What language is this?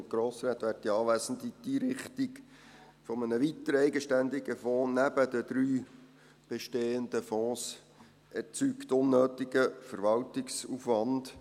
Swiss German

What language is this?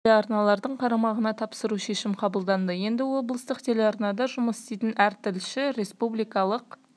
Kazakh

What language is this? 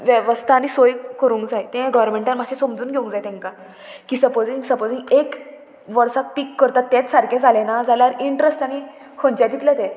Konkani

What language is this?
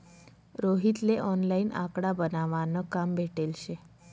Marathi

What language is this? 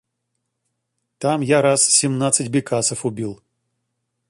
Russian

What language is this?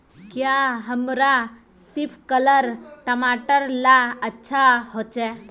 Magahi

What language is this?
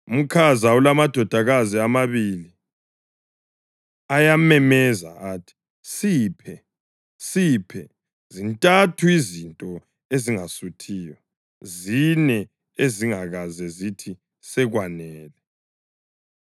North Ndebele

